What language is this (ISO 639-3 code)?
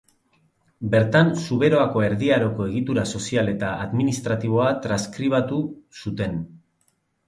eus